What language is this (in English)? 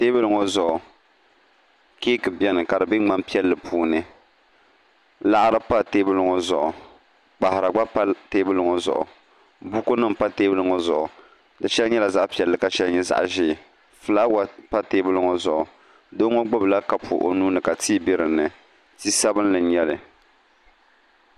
Dagbani